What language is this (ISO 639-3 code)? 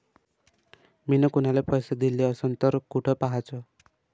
mar